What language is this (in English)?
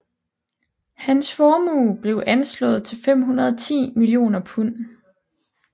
Danish